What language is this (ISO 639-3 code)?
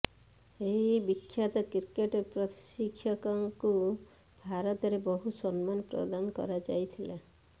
ori